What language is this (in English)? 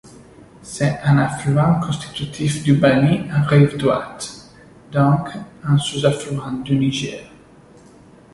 French